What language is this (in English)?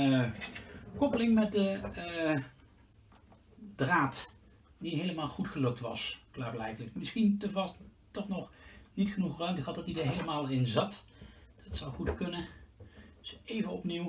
Dutch